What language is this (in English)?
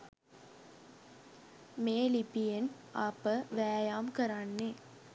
Sinhala